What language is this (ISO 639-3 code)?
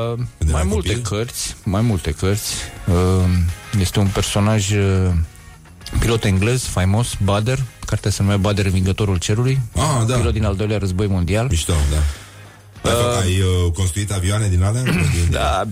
ron